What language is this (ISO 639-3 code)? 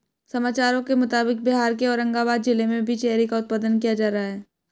hin